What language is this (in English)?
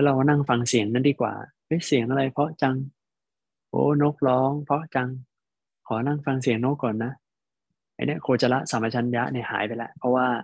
Thai